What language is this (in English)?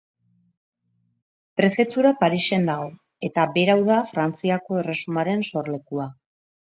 Basque